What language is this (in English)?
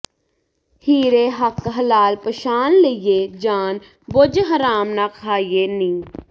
Punjabi